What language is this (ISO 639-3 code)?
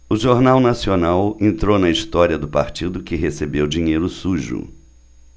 por